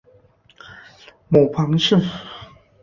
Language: Chinese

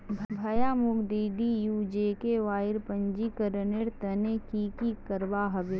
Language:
Magahi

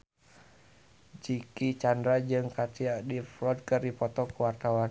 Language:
Sundanese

